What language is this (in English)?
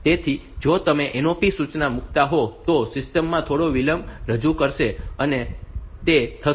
Gujarati